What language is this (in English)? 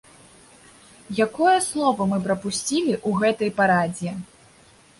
Belarusian